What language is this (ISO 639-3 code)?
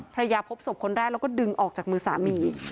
tha